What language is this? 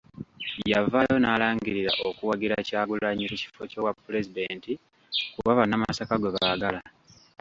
Ganda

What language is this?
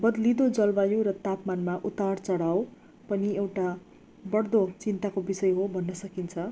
Nepali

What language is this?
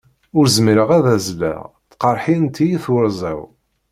Kabyle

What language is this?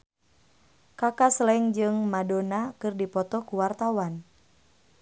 Sundanese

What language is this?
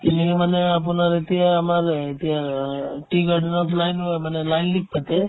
Assamese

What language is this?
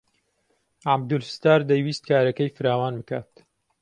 Central Kurdish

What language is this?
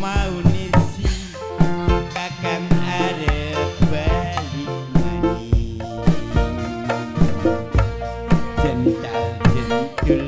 Thai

